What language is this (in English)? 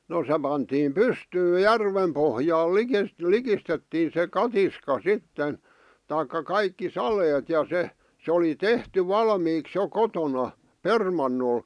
Finnish